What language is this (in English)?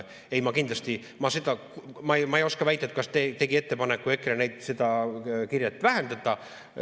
Estonian